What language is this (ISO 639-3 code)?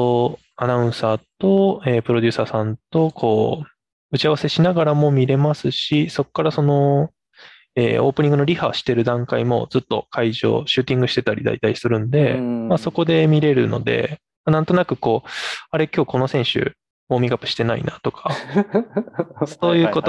jpn